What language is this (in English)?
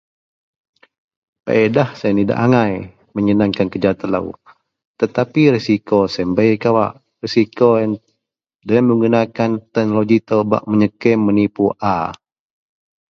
Central Melanau